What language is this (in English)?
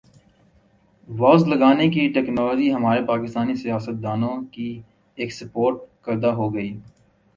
Urdu